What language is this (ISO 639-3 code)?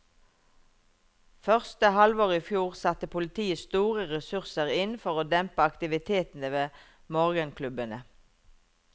nor